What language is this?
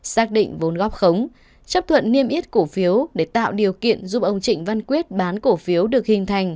Vietnamese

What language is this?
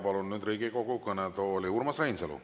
Estonian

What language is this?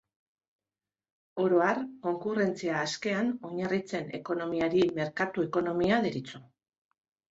Basque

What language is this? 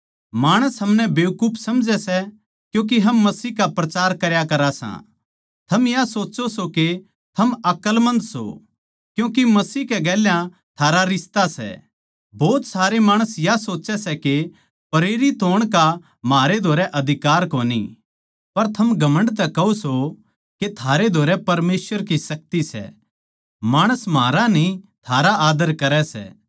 Haryanvi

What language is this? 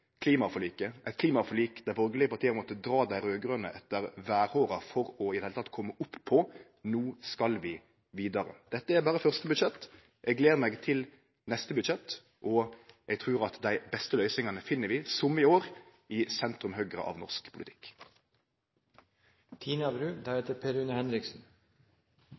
Norwegian Nynorsk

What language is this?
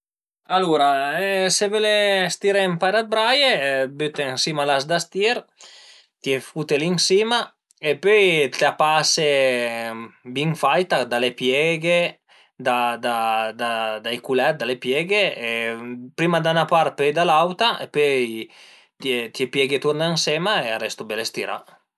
Piedmontese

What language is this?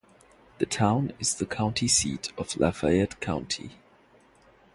English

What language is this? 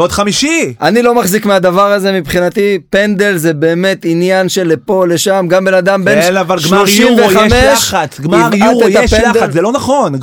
Hebrew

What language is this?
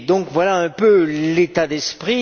French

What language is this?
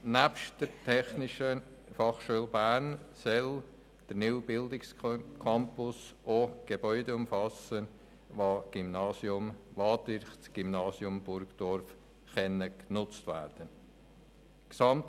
Swiss German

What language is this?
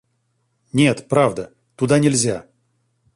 Russian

